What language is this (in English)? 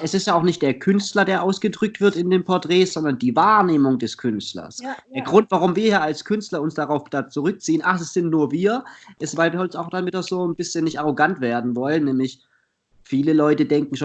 German